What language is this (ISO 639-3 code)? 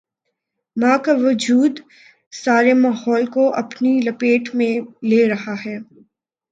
urd